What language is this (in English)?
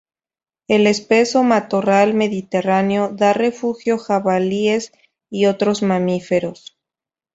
Spanish